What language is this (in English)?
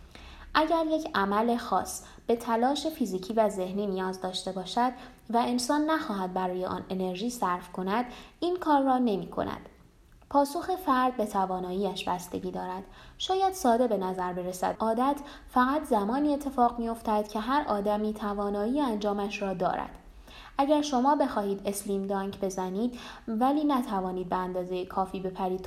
Persian